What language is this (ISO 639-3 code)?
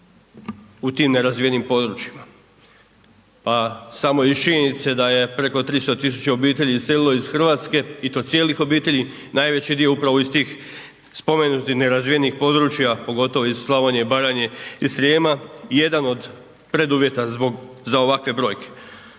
hrv